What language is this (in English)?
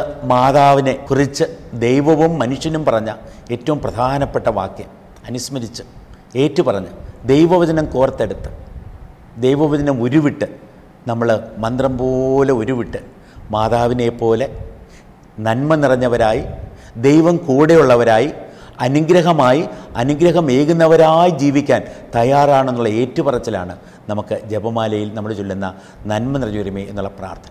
Malayalam